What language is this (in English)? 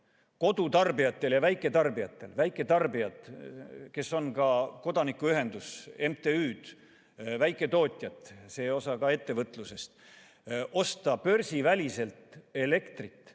Estonian